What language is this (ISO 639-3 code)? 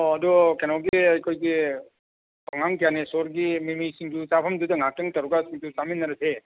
mni